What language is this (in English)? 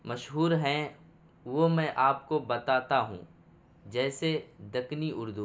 Urdu